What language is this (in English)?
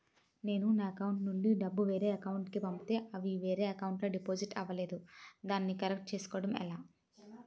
Telugu